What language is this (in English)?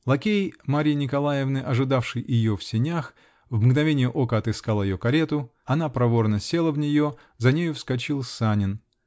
Russian